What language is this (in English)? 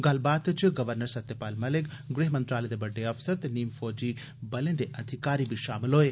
Dogri